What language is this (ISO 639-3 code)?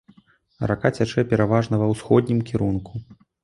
bel